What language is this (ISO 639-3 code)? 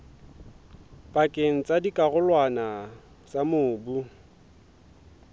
sot